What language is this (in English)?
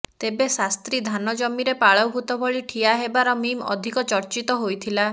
Odia